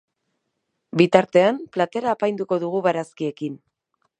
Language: Basque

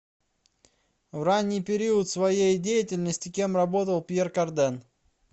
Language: Russian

